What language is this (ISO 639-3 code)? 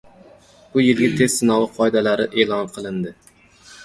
uzb